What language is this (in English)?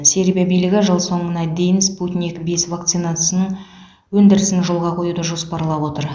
Kazakh